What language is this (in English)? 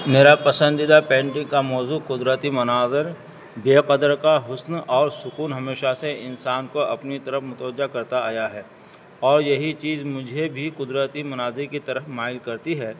Urdu